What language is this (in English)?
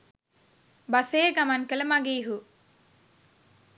Sinhala